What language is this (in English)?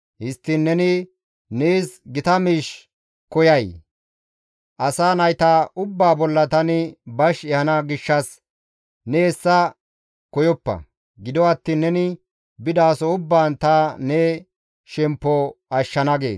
Gamo